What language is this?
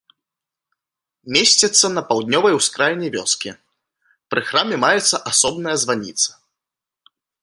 Belarusian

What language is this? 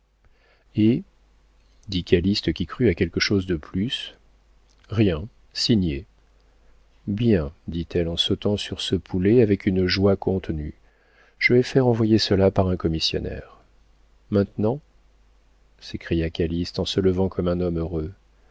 French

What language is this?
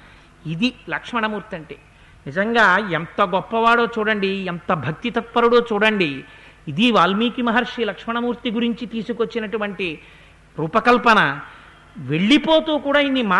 Telugu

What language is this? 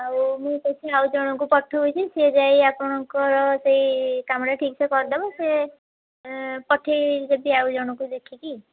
Odia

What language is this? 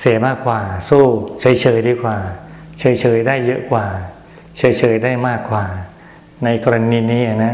Thai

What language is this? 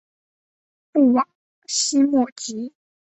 Chinese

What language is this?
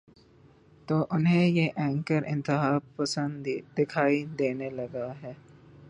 Urdu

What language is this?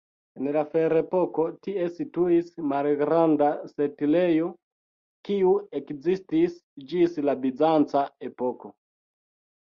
Esperanto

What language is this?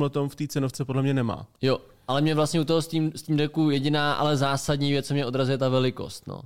Czech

